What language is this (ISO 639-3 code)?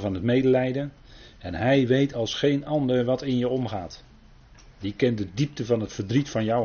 nld